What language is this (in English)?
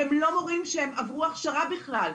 Hebrew